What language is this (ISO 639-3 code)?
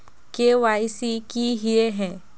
mag